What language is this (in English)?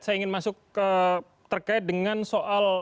Indonesian